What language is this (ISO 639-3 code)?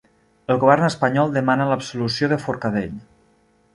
cat